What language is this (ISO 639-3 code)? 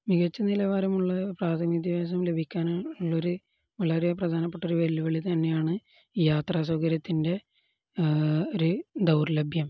mal